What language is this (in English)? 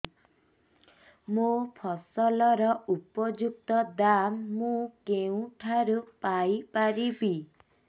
Odia